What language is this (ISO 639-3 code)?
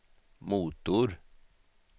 swe